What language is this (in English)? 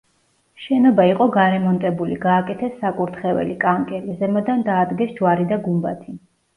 Georgian